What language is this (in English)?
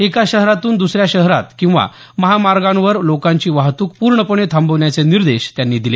Marathi